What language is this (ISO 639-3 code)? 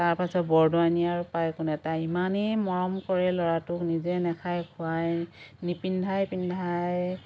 asm